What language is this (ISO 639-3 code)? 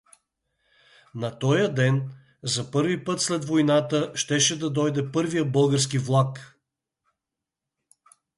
bul